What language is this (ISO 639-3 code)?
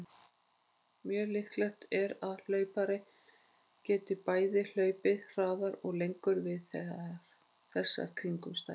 isl